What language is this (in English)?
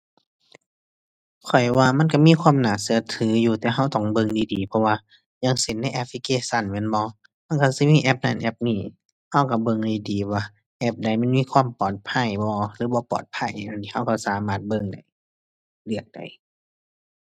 Thai